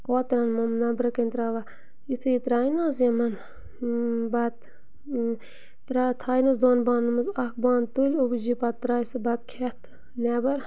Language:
Kashmiri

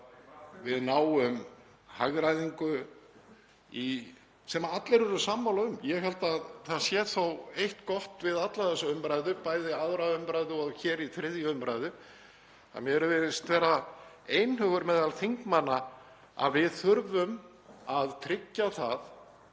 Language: Icelandic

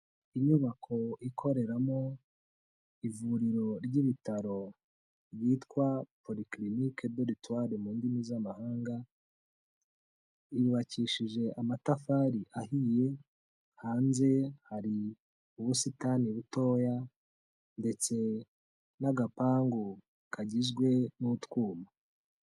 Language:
Kinyarwanda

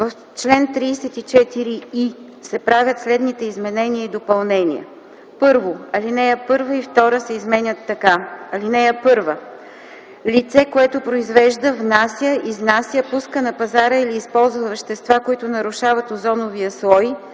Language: Bulgarian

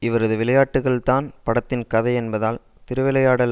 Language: Tamil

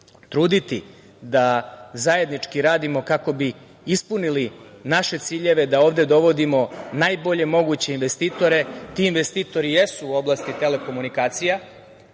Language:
Serbian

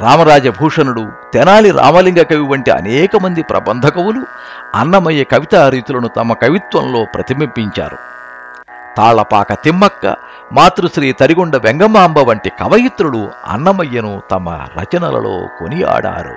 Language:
Telugu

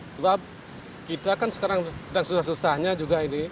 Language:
Indonesian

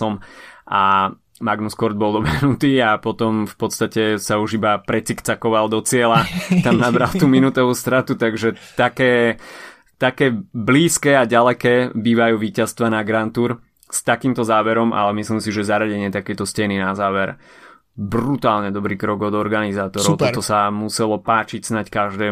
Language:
Slovak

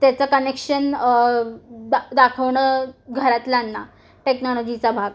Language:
Marathi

